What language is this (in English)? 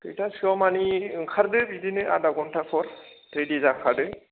Bodo